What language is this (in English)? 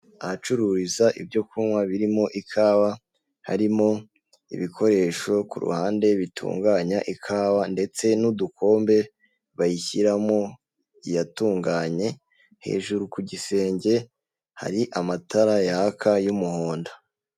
Kinyarwanda